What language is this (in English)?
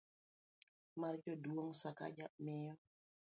Luo (Kenya and Tanzania)